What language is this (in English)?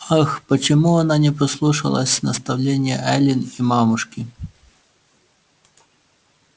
Russian